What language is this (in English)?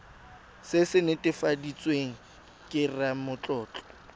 Tswana